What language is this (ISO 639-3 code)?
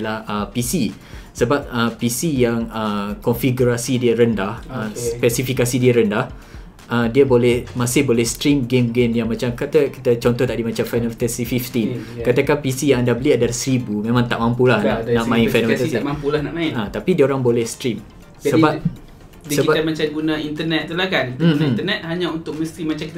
msa